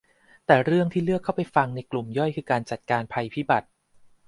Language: Thai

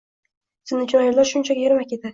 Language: Uzbek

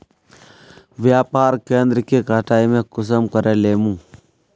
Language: Magahi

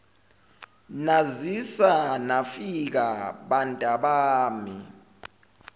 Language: Zulu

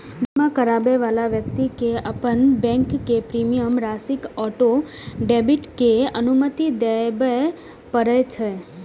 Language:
Maithili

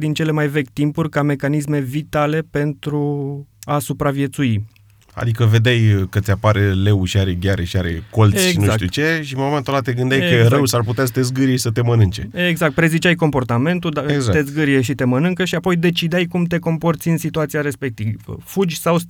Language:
Romanian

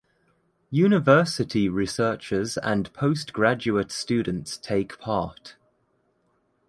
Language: English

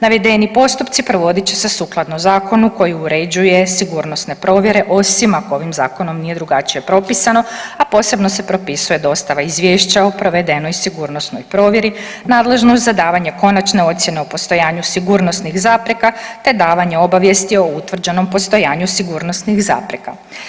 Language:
Croatian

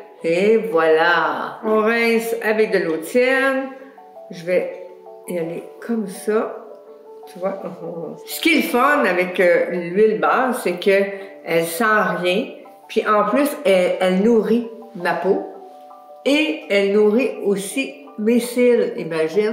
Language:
French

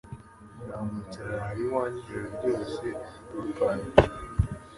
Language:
Kinyarwanda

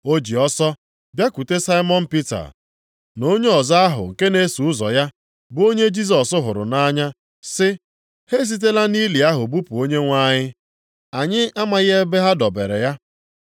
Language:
Igbo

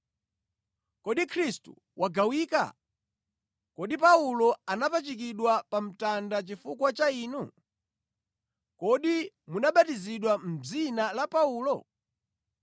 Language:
Nyanja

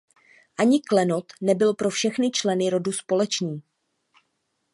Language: Czech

